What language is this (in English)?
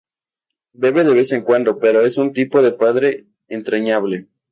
Spanish